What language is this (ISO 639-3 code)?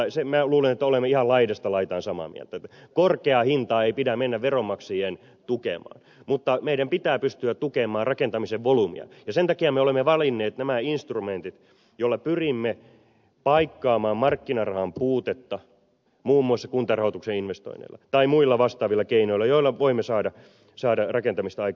fin